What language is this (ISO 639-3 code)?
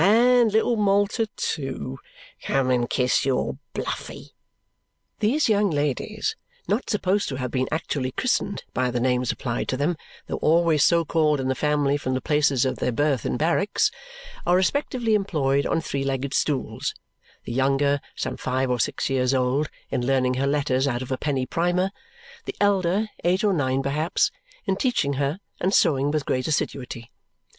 eng